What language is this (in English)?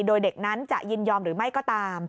Thai